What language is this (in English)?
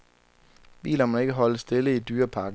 Danish